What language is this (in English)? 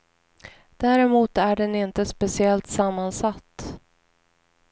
Swedish